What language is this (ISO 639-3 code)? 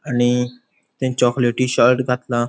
kok